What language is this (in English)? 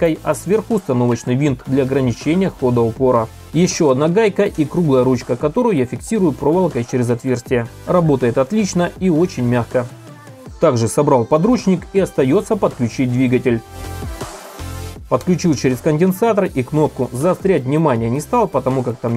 Russian